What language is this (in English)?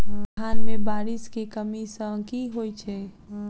Maithili